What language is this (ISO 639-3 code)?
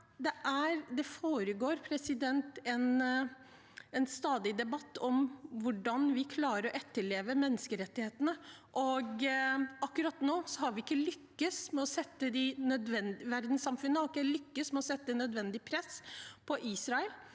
nor